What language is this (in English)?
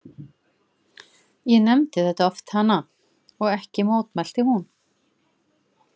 Icelandic